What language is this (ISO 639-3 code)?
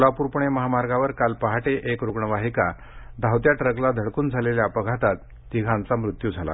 mar